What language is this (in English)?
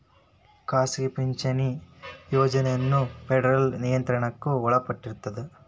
Kannada